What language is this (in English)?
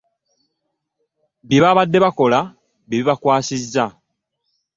Ganda